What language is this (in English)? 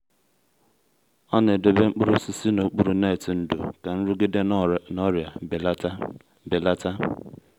Igbo